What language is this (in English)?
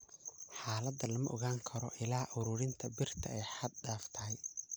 Somali